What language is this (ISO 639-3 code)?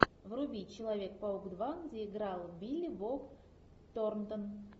rus